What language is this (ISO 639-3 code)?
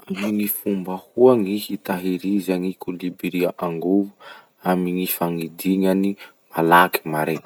msh